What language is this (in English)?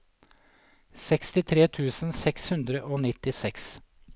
Norwegian